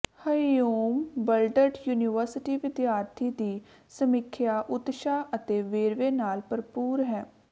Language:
Punjabi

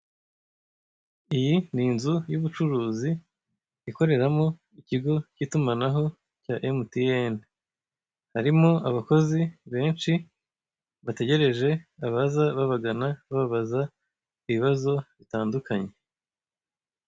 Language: Kinyarwanda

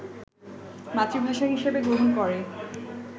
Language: Bangla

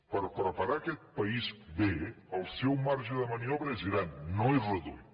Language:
Catalan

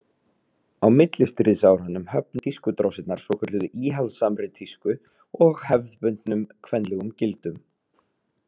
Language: Icelandic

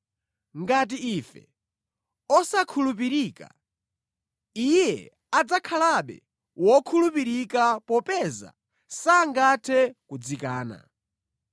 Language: Nyanja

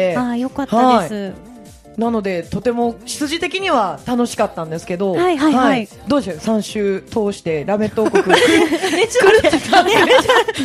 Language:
Japanese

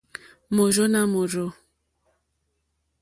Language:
Mokpwe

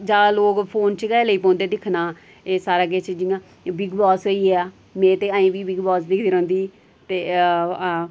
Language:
Dogri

